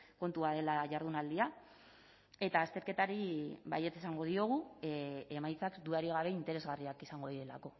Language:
Basque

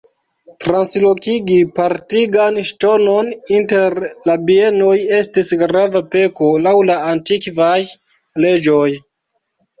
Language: Esperanto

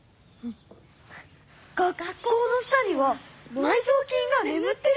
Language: Japanese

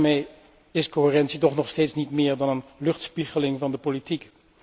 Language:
Dutch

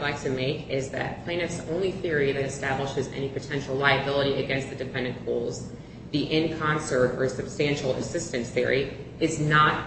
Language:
English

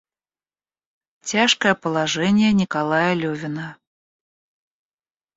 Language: Russian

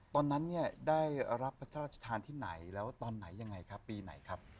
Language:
Thai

